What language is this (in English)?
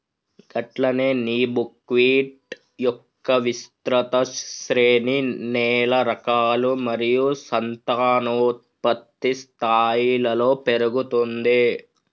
Telugu